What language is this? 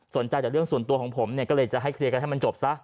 Thai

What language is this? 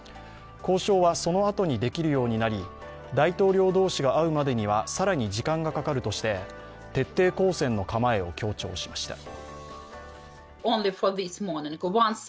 Japanese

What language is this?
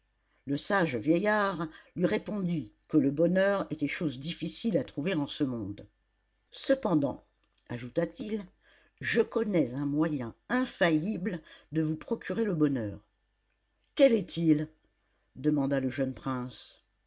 French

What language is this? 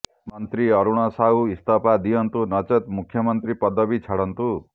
Odia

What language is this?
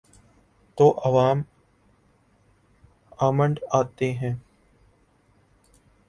Urdu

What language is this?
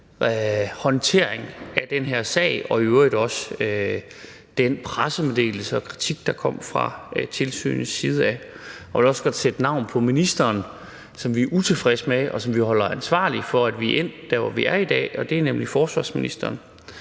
Danish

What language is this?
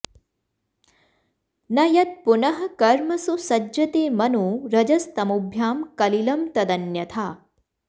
Sanskrit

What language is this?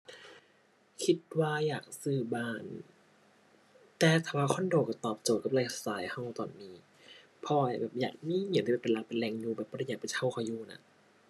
Thai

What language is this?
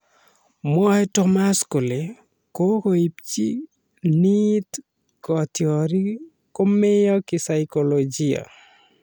Kalenjin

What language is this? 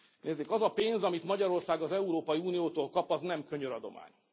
Hungarian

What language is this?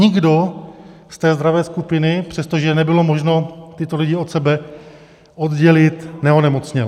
Czech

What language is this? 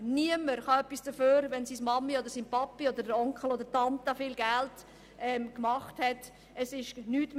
Swiss German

